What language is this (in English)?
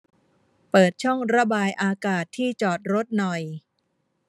Thai